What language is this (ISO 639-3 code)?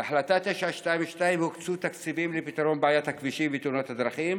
heb